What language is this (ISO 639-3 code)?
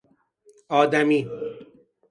fas